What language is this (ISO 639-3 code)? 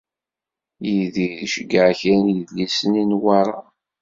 kab